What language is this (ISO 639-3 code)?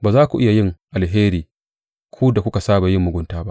hau